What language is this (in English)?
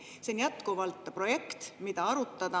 Estonian